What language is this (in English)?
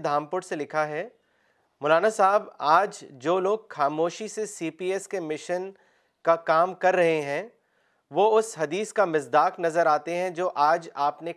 Urdu